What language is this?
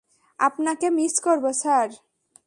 Bangla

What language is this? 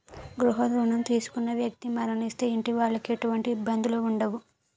Telugu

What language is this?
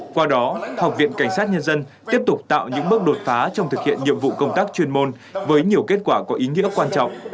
Vietnamese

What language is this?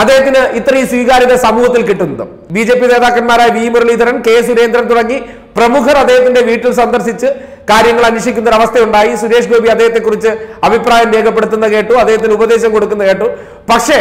Hindi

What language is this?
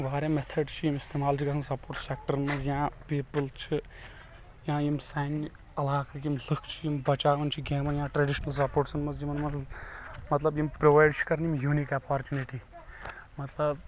Kashmiri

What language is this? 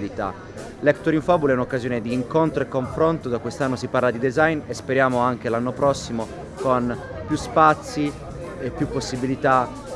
Italian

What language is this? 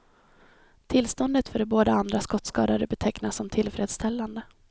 Swedish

